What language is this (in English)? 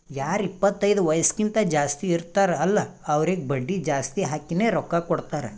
Kannada